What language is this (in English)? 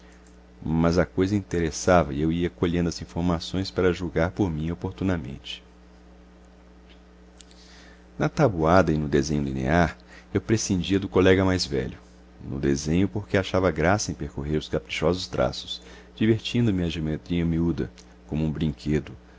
Portuguese